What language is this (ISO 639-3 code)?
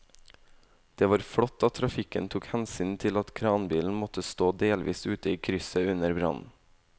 nor